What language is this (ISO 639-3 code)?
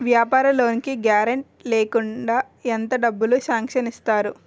tel